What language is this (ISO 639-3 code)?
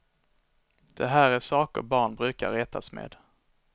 swe